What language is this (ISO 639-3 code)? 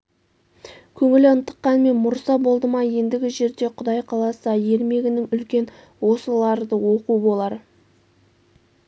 kaz